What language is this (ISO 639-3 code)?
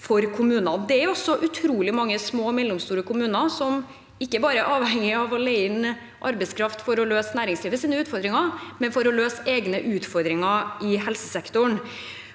nor